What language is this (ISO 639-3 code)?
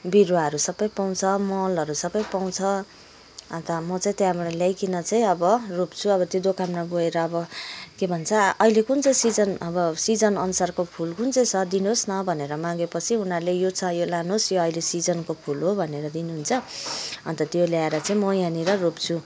nep